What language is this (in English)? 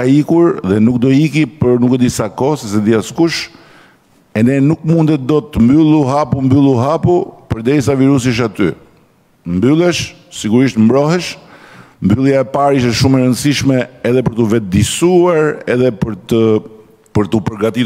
Romanian